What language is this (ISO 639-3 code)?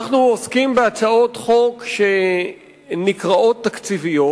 heb